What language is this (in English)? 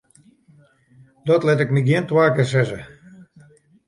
Western Frisian